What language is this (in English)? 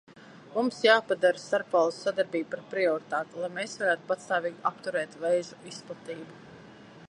Latvian